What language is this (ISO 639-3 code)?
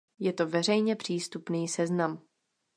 ces